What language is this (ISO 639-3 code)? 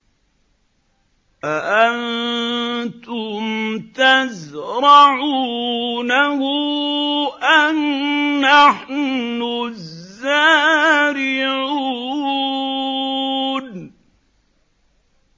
ara